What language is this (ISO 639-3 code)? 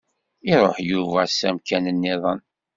kab